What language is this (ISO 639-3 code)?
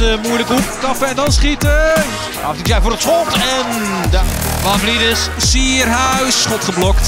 nld